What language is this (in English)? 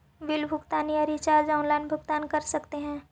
Magahi